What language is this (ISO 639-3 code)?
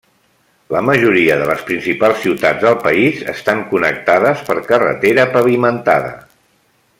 cat